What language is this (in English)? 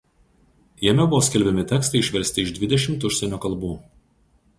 Lithuanian